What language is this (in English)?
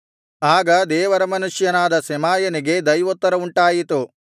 Kannada